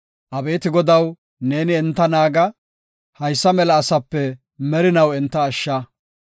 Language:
Gofa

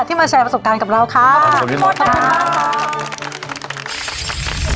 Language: Thai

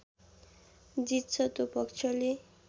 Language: Nepali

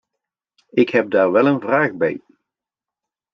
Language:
Dutch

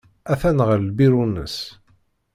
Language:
Kabyle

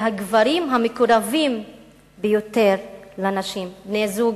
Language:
Hebrew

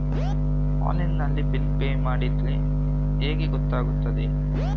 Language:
Kannada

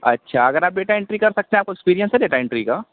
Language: Urdu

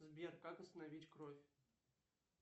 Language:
Russian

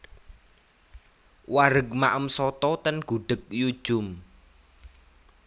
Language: Javanese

